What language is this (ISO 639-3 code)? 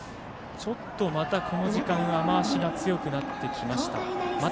jpn